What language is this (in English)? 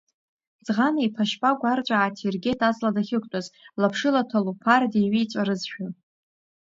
Abkhazian